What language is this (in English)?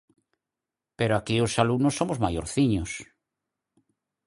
Galician